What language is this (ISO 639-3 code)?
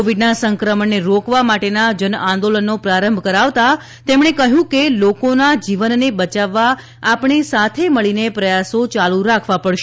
guj